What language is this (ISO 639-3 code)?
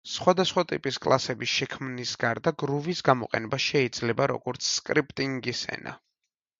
kat